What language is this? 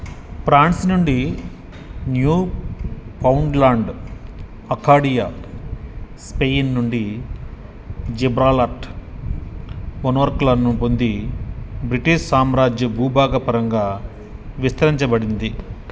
Telugu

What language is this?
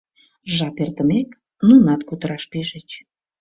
Mari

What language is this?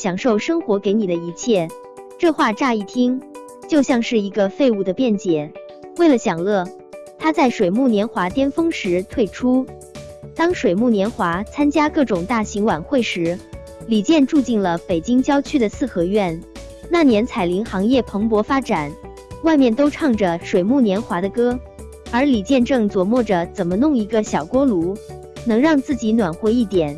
Chinese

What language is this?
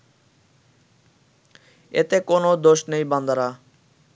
Bangla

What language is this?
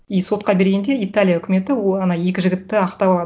Kazakh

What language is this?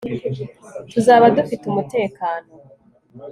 Kinyarwanda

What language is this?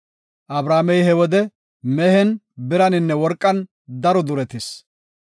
Gofa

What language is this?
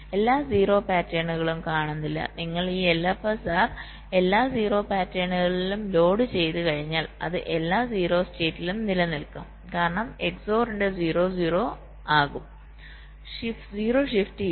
Malayalam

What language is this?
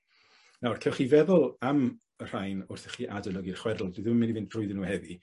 Welsh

